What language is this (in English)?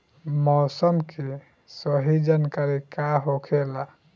Bhojpuri